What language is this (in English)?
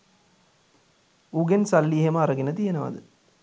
Sinhala